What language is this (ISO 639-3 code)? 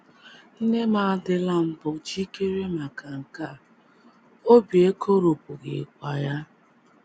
ibo